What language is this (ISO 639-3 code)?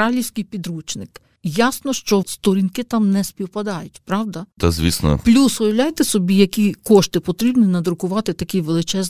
ukr